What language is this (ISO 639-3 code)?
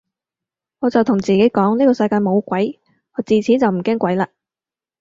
yue